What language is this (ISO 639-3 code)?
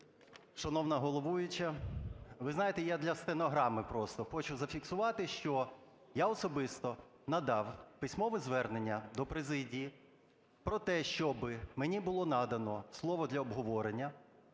ukr